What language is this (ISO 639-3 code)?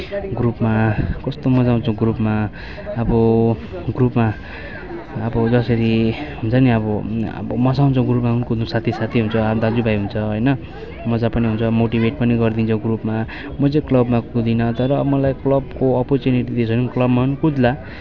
nep